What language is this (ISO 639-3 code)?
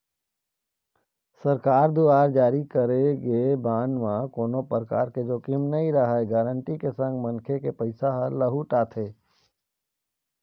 hne